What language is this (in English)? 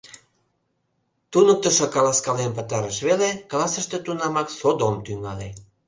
Mari